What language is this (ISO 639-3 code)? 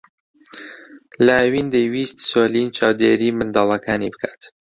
ckb